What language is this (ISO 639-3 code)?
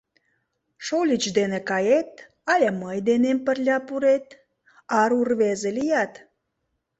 chm